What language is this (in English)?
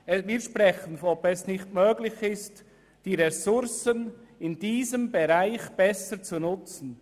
Swiss German